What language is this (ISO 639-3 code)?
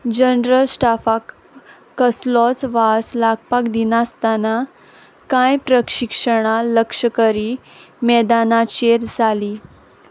kok